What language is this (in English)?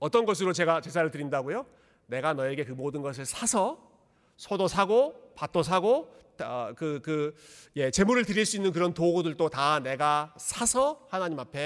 Korean